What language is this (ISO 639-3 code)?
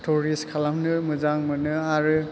brx